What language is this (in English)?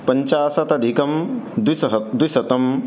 Sanskrit